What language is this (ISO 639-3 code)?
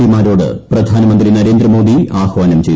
mal